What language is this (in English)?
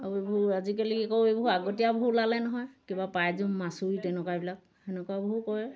Assamese